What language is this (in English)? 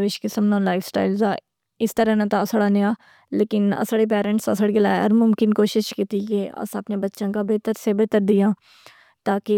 Pahari-Potwari